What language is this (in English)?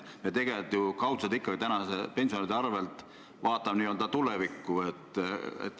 Estonian